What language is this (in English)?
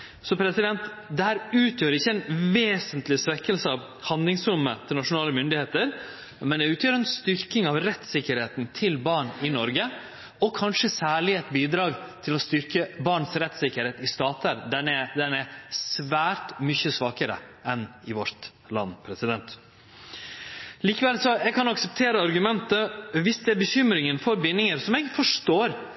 Norwegian Nynorsk